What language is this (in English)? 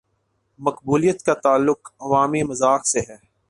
Urdu